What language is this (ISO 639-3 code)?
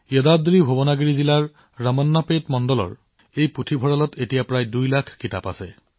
asm